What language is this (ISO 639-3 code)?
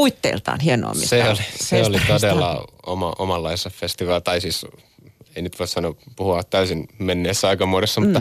fin